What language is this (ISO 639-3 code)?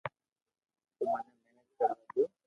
lrk